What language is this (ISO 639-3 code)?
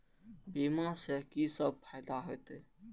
mai